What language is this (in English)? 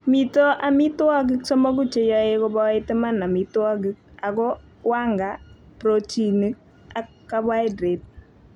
Kalenjin